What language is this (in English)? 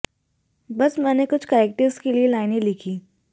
Hindi